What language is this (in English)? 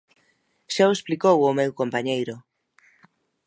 Galician